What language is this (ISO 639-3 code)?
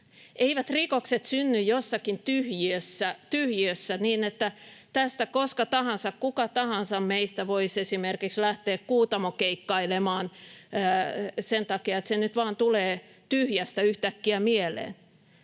fin